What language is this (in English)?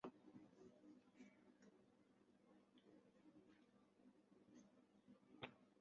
Chinese